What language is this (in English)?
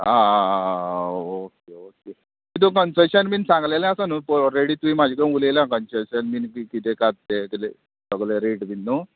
Konkani